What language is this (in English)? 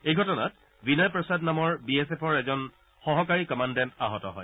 Assamese